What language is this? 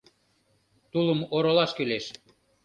Mari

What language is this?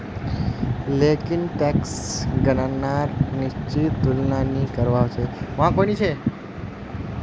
Magahi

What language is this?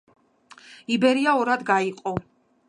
Georgian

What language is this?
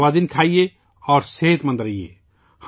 Urdu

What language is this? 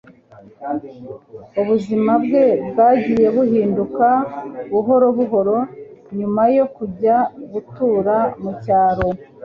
Kinyarwanda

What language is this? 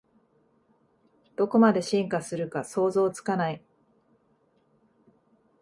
Japanese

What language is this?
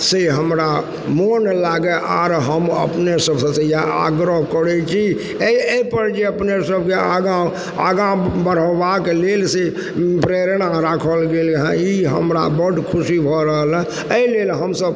Maithili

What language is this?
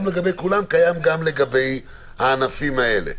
Hebrew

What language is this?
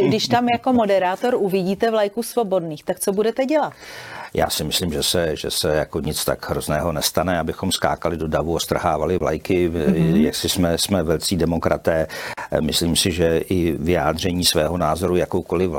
Czech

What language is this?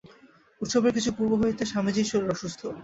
Bangla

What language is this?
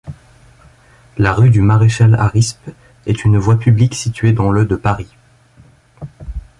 French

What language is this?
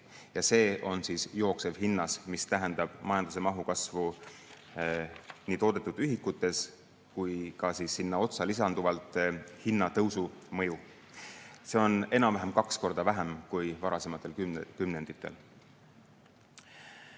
Estonian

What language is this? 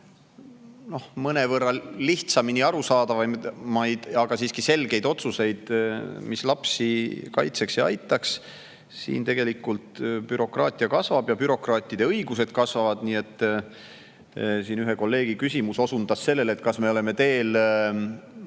Estonian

